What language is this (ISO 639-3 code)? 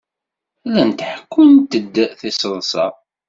kab